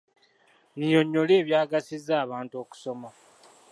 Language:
Ganda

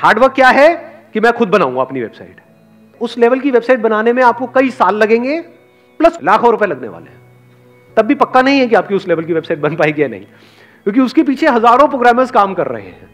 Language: Hindi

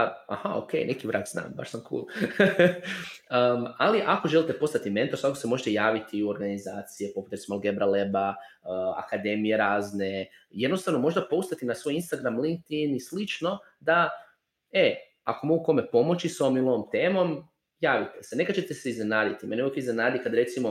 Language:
Croatian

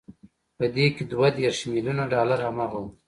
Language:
Pashto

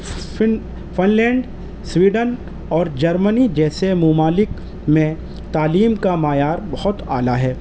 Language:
Urdu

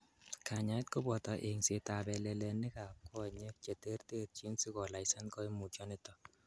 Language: Kalenjin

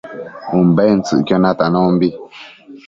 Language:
Matsés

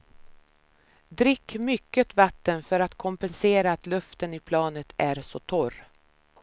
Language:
Swedish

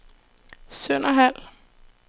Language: Danish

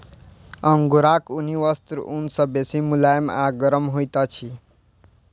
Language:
Maithili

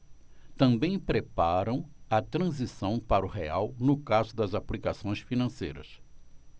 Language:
Portuguese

